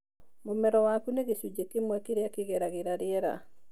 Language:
Kikuyu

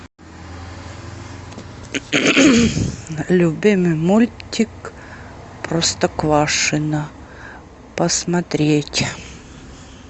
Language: Russian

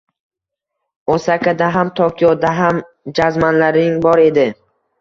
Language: Uzbek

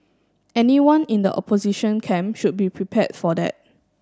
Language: English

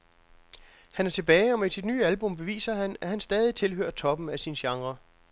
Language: Danish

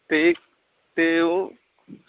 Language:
Dogri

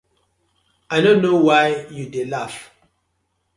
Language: Nigerian Pidgin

